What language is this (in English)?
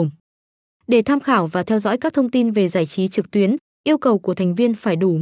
Vietnamese